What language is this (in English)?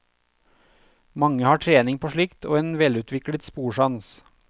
Norwegian